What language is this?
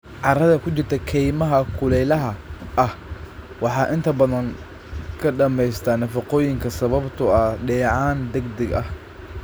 Somali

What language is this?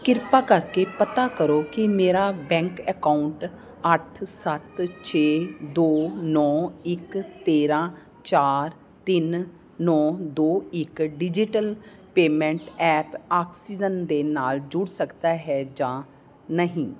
Punjabi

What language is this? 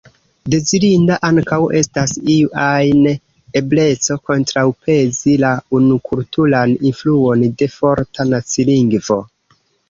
Esperanto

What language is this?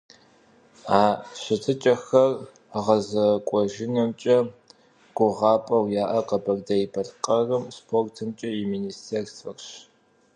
Kabardian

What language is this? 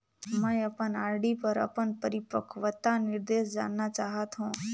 Chhattisgarhi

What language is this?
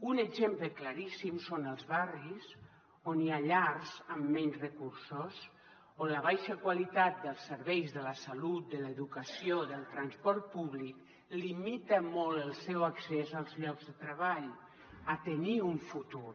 Catalan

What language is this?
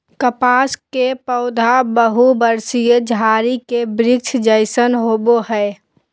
Magahi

